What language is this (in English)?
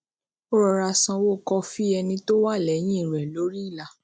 Yoruba